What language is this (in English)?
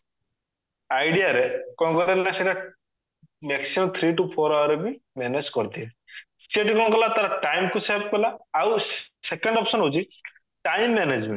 Odia